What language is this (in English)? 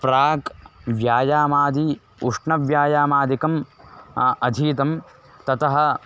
Sanskrit